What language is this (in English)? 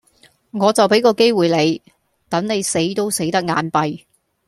Cantonese